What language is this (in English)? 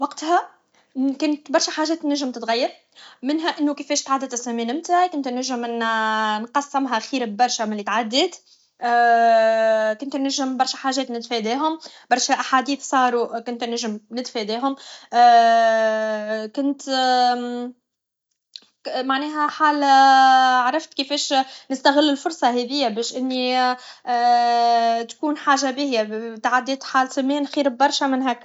Tunisian Arabic